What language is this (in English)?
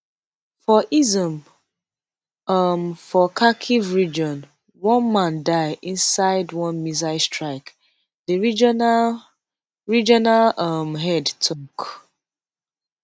Nigerian Pidgin